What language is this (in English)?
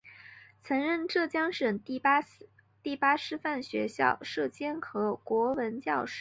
Chinese